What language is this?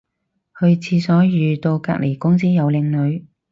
Cantonese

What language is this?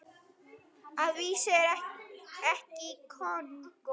Icelandic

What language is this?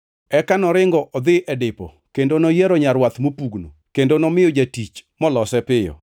Luo (Kenya and Tanzania)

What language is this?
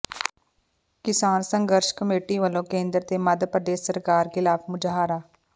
Punjabi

